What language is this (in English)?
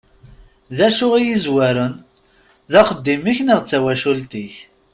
Kabyle